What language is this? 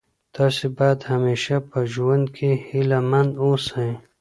Pashto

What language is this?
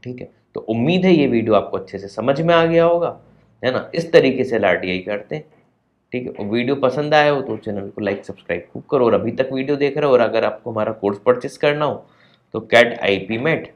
Hindi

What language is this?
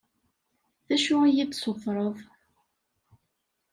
Kabyle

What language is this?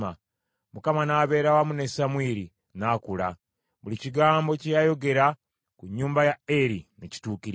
Ganda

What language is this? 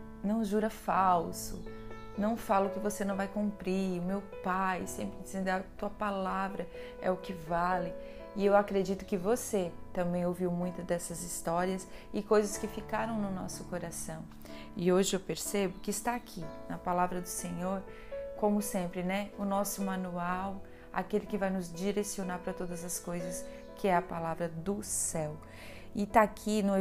Portuguese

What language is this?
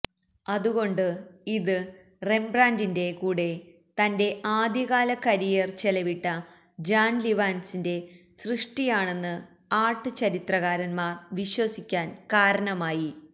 Malayalam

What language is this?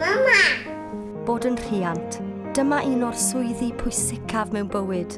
English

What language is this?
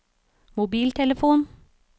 Norwegian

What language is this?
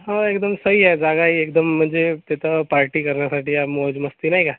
Marathi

